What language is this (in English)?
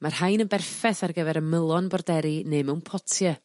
Welsh